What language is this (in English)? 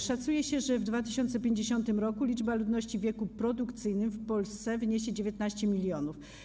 Polish